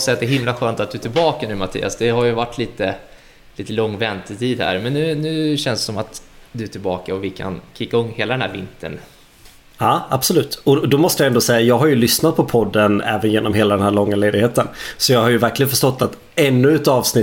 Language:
Swedish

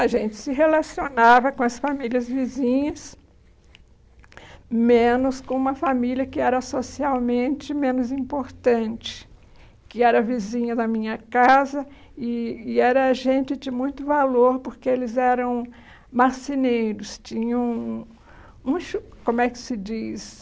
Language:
Portuguese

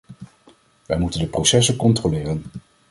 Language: Dutch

